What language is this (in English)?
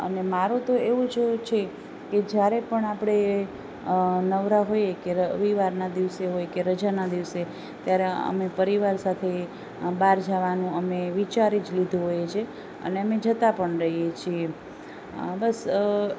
Gujarati